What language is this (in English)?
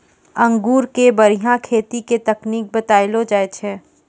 Maithili